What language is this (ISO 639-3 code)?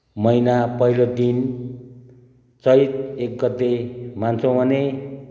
nep